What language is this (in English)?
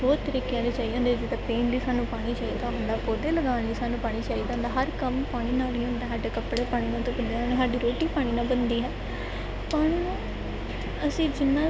Punjabi